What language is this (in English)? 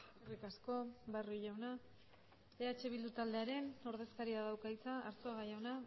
Basque